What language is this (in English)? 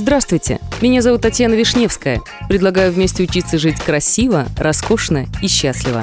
Russian